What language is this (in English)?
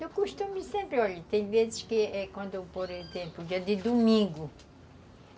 Portuguese